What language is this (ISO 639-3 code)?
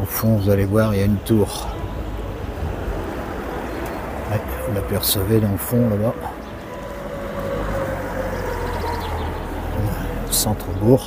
fra